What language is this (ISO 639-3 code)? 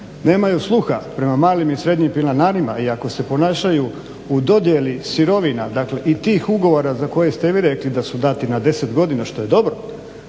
hrv